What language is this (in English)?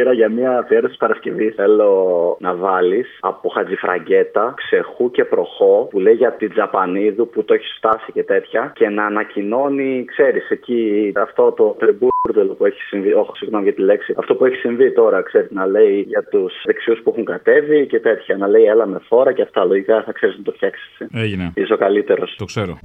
Greek